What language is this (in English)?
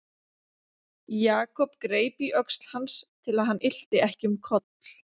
Icelandic